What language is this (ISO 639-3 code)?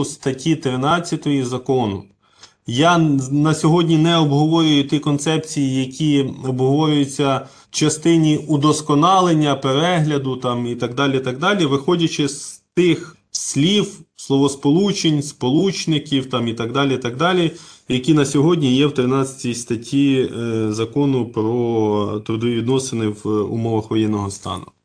ukr